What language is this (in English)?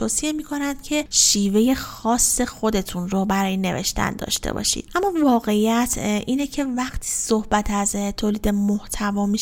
Persian